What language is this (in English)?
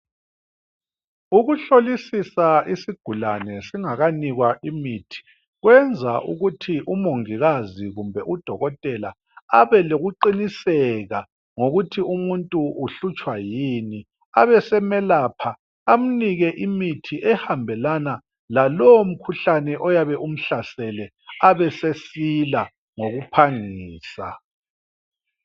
North Ndebele